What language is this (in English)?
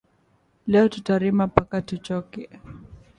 Swahili